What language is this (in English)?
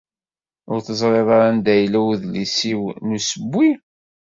Kabyle